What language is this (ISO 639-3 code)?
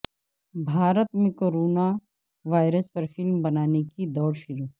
urd